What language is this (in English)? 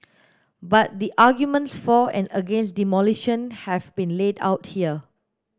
English